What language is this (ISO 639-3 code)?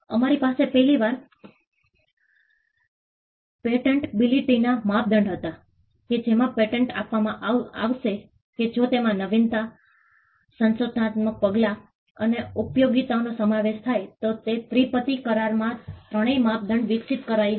guj